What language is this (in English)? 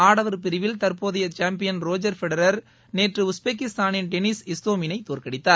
Tamil